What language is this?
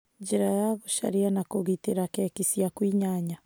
Kikuyu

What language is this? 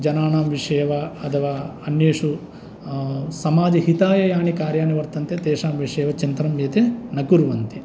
Sanskrit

